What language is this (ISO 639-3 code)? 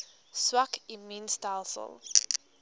afr